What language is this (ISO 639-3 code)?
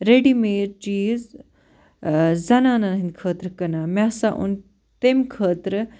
kas